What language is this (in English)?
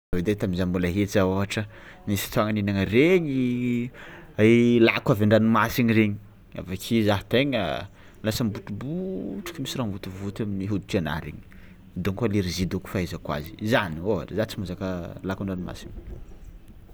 Tsimihety Malagasy